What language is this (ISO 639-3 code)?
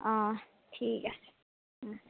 asm